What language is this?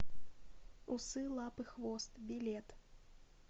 Russian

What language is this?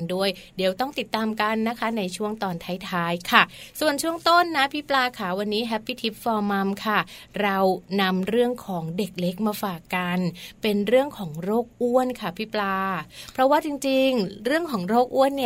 Thai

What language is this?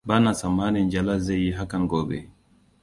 Hausa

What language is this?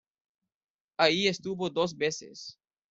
Spanish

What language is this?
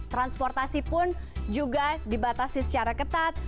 Indonesian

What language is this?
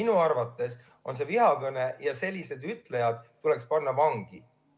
Estonian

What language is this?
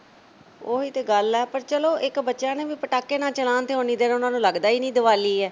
Punjabi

